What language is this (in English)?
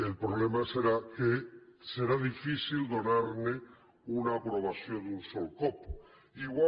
Catalan